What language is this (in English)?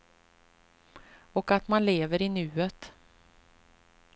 Swedish